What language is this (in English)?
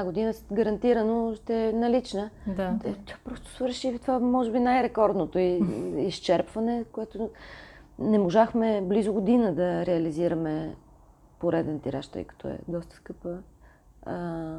Bulgarian